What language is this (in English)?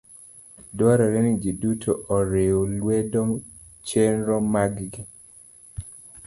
Luo (Kenya and Tanzania)